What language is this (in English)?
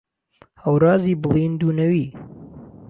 Central Kurdish